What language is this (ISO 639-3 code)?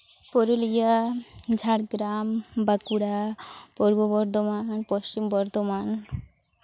sat